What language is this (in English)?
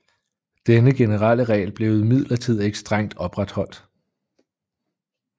Danish